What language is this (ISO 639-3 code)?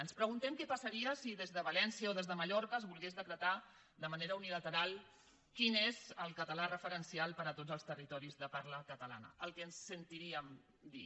cat